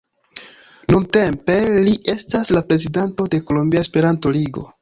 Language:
Esperanto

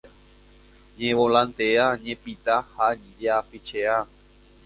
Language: Guarani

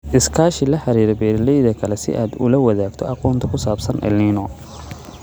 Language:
Somali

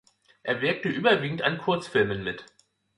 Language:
German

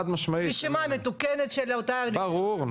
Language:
Hebrew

